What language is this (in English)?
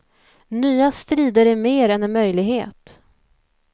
Swedish